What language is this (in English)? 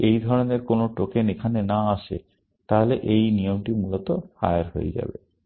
Bangla